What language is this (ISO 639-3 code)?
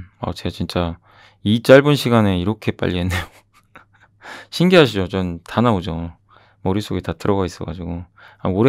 kor